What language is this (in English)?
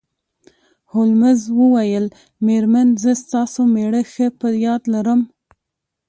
Pashto